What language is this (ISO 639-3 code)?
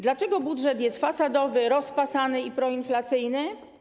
pol